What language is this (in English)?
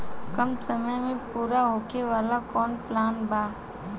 Bhojpuri